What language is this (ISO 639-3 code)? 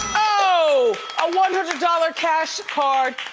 eng